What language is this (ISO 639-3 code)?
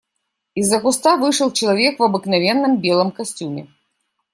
rus